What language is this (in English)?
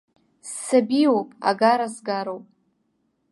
Abkhazian